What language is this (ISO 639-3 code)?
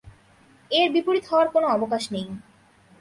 ben